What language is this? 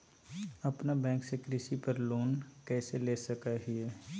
Magahi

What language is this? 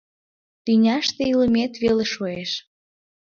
Mari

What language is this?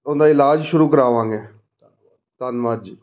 Punjabi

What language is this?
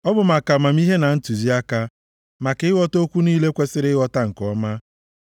Igbo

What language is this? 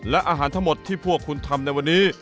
Thai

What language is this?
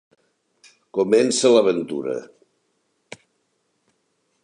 Catalan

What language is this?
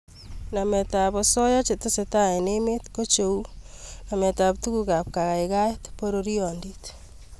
Kalenjin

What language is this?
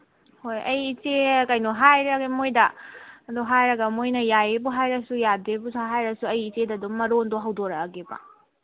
Manipuri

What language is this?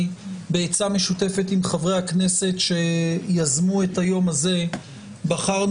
Hebrew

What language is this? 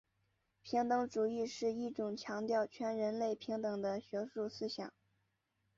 Chinese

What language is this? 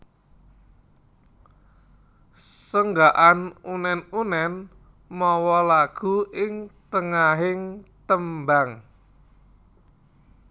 Javanese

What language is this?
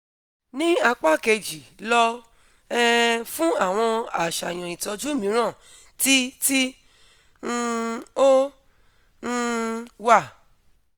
Yoruba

